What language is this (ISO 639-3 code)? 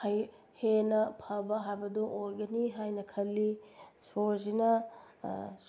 mni